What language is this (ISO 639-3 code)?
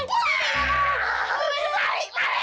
ind